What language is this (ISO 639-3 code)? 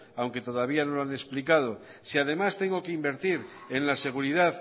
spa